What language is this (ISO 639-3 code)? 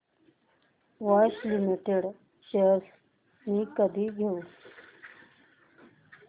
mar